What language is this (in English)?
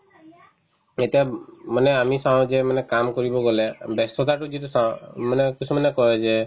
Assamese